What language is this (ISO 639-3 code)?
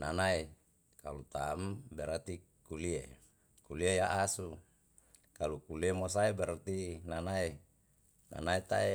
jal